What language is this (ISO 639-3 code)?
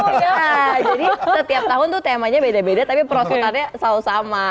ind